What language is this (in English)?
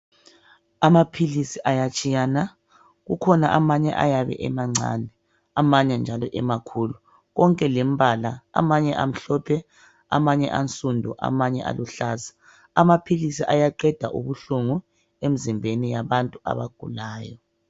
North Ndebele